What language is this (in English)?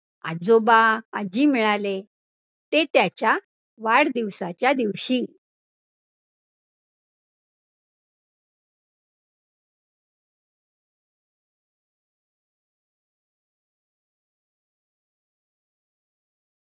Marathi